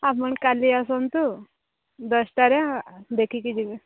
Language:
Odia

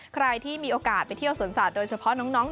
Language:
Thai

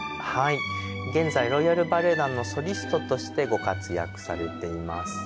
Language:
Japanese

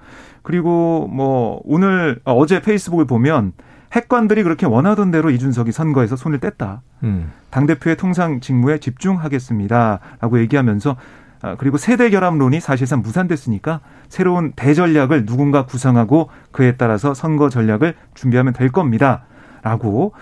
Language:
Korean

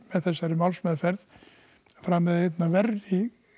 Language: Icelandic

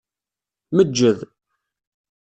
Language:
Kabyle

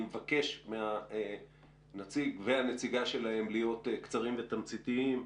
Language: Hebrew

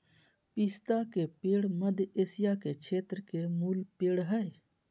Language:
Magahi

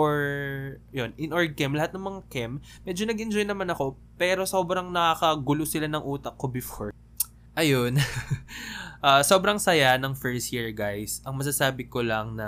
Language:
Filipino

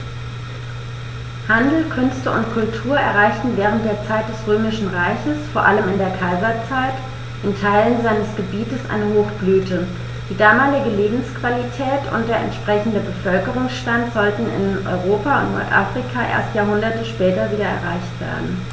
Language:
German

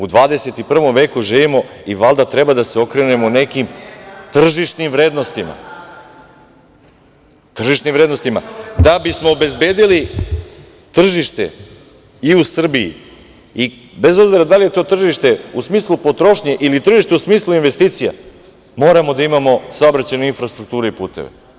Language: Serbian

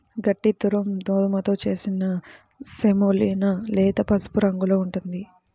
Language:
Telugu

